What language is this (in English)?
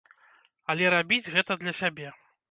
Belarusian